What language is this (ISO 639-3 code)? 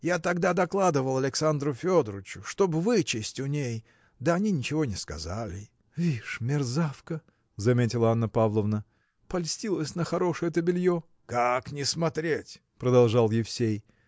rus